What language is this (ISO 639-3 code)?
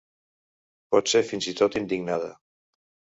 cat